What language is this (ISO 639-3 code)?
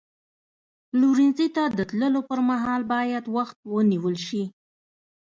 pus